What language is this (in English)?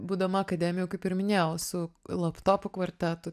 Lithuanian